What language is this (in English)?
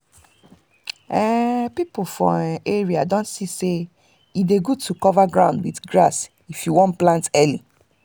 Nigerian Pidgin